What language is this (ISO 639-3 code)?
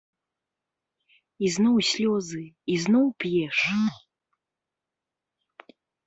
bel